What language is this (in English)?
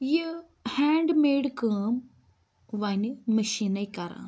Kashmiri